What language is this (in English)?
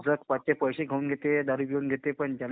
Marathi